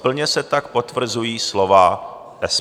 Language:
Czech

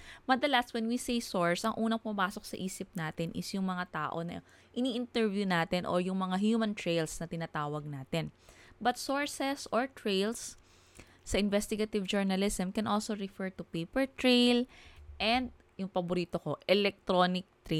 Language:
Filipino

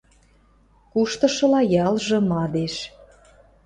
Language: Western Mari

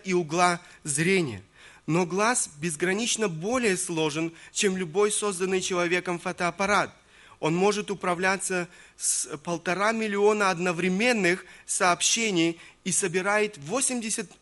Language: Russian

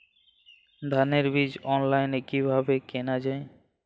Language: Bangla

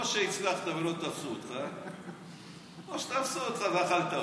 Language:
Hebrew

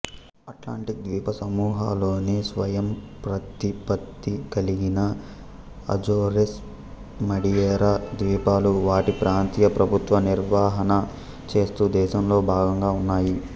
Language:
Telugu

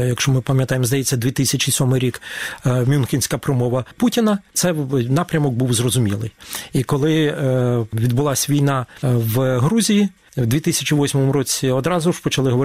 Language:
Ukrainian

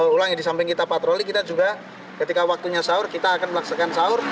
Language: Indonesian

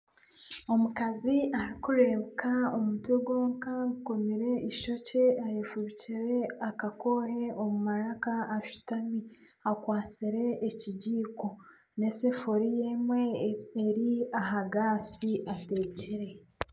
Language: Nyankole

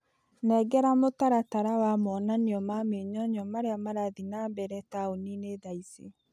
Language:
Kikuyu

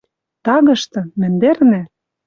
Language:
Western Mari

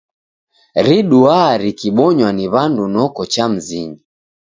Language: Taita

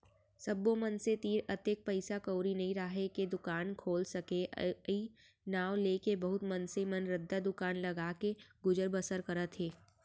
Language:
Chhattisgarhi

